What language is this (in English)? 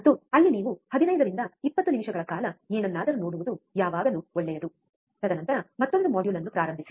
Kannada